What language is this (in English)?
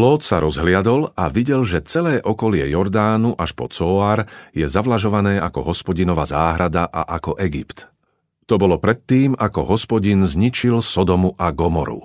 Slovak